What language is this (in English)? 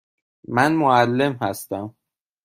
Persian